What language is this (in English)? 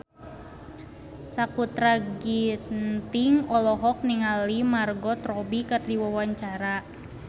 Sundanese